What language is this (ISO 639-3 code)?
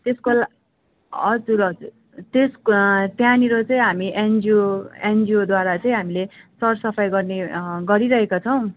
nep